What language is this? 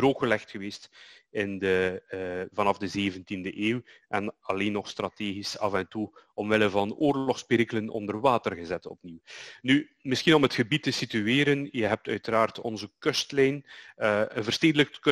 Dutch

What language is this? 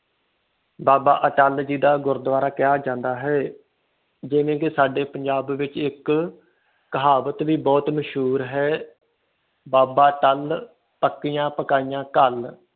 Punjabi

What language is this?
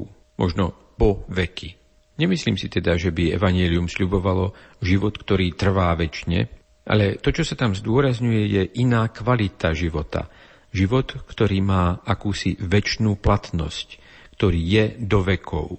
Slovak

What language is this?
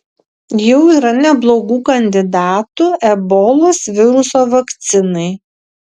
Lithuanian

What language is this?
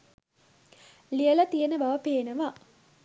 Sinhala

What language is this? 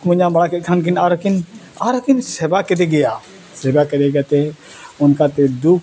Santali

